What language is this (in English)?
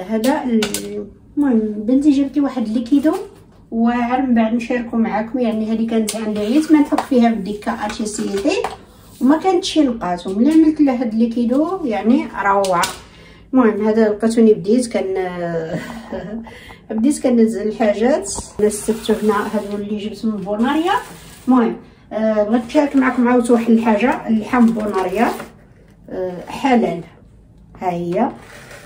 Arabic